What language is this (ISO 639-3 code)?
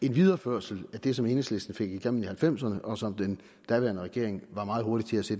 dan